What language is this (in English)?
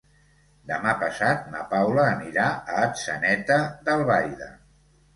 Catalan